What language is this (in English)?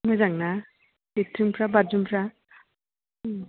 Bodo